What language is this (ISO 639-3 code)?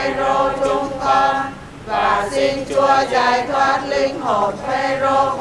vie